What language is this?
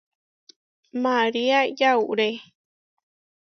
Huarijio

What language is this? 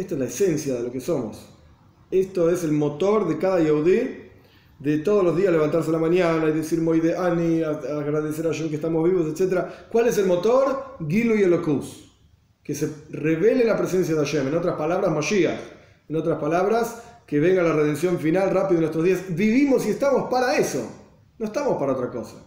Spanish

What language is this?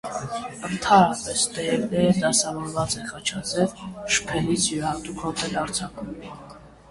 Armenian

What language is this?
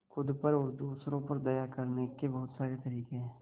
Hindi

